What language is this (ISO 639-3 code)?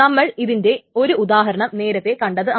mal